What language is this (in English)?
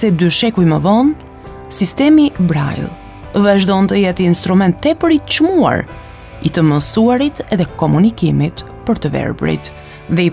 Romanian